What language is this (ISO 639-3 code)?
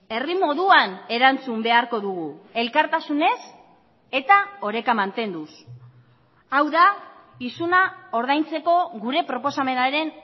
eus